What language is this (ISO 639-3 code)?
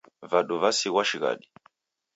dav